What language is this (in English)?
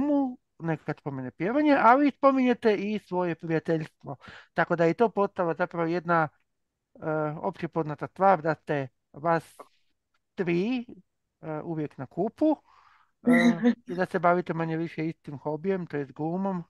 Croatian